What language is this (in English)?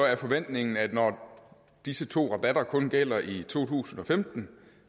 Danish